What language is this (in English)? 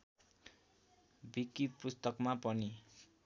Nepali